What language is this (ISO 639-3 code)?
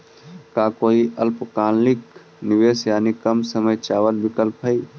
mag